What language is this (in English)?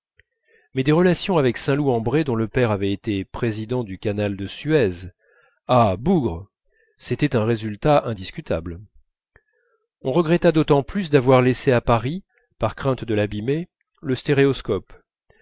French